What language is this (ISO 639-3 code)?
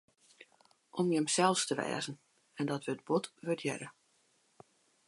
fry